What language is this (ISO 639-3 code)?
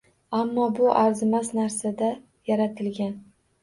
uzb